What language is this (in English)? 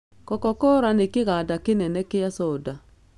Kikuyu